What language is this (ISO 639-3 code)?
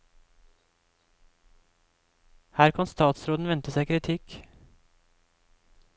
nor